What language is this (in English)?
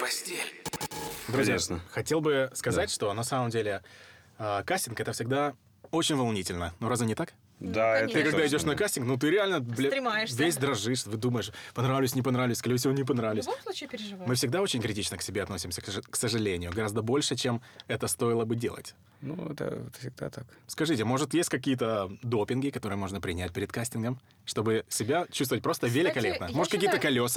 Russian